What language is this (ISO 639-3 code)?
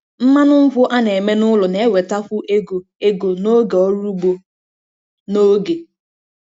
ibo